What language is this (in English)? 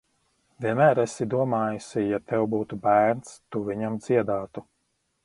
Latvian